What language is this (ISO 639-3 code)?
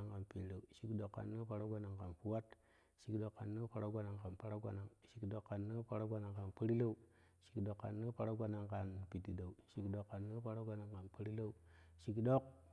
kuh